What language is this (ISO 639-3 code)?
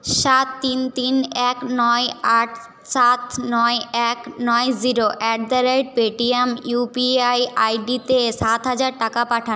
ben